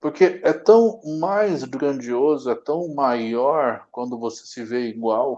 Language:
Portuguese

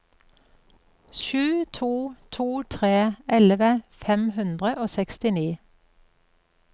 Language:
Norwegian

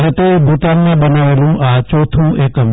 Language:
Gujarati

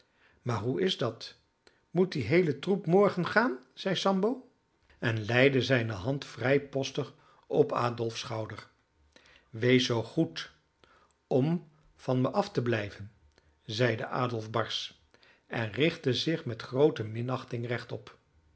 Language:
Dutch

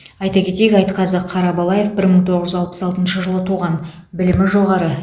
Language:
Kazakh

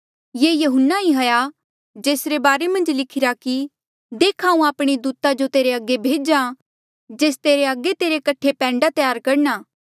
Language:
Mandeali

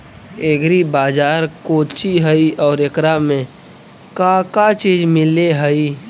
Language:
Magahi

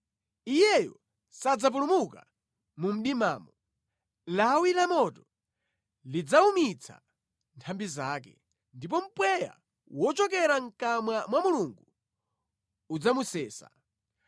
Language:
Nyanja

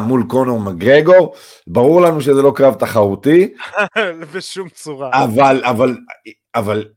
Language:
Hebrew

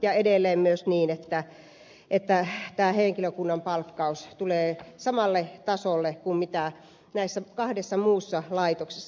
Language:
Finnish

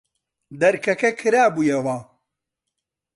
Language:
Central Kurdish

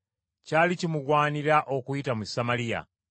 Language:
Ganda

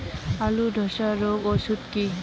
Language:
Bangla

